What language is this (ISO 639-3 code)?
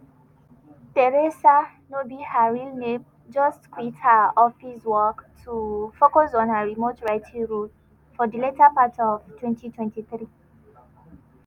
pcm